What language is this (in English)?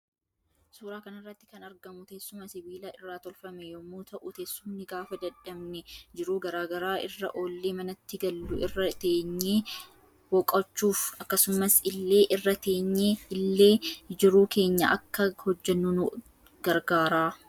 Oromo